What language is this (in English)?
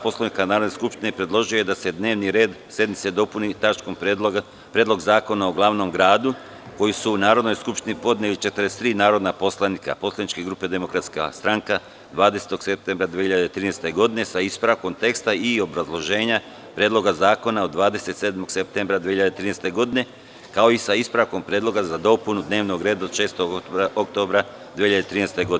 Serbian